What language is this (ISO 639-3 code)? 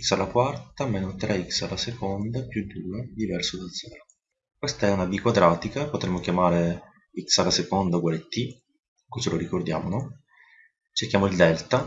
ita